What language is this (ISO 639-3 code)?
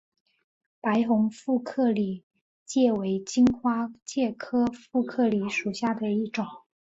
zho